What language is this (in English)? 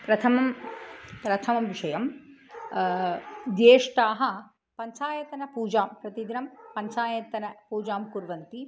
Sanskrit